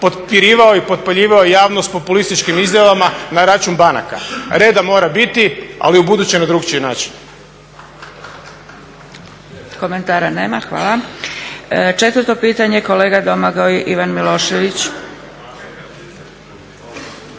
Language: Croatian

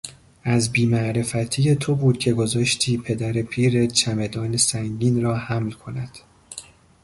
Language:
Persian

